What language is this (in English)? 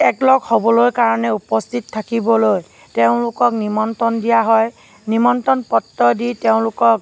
Assamese